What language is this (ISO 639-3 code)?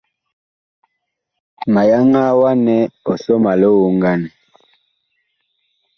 bkh